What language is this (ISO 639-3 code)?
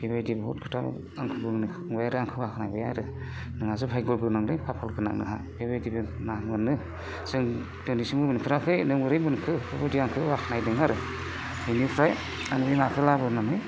brx